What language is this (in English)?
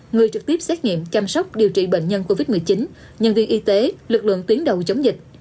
Vietnamese